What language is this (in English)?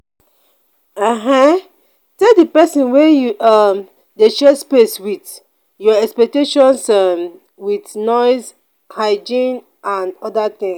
Nigerian Pidgin